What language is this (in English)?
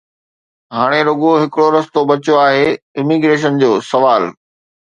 Sindhi